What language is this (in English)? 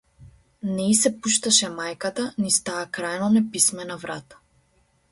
Macedonian